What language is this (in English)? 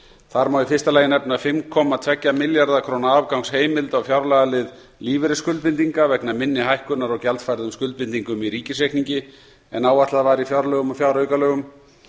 Icelandic